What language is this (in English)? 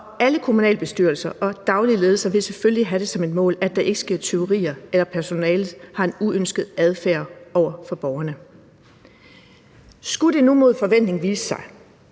Danish